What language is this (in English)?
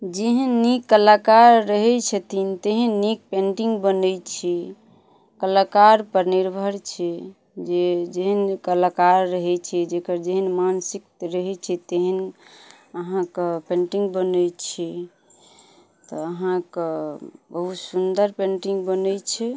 Maithili